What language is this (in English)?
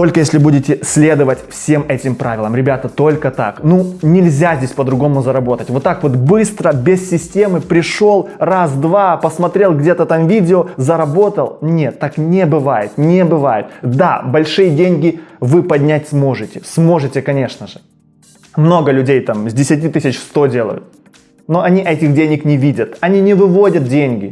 Russian